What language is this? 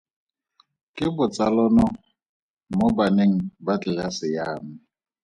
Tswana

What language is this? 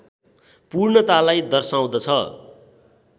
Nepali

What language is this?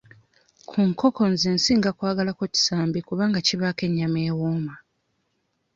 Ganda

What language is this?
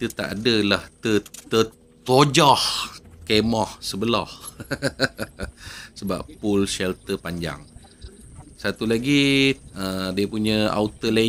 Malay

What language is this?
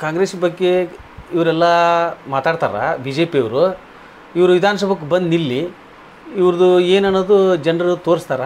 Kannada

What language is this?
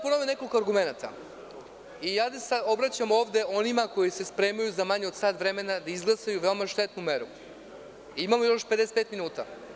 Serbian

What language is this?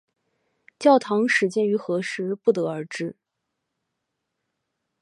Chinese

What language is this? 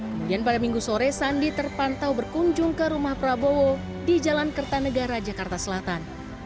Indonesian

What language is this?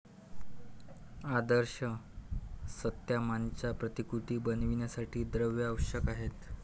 Marathi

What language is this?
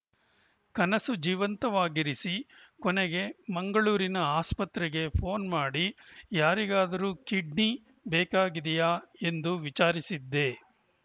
Kannada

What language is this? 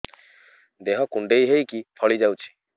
Odia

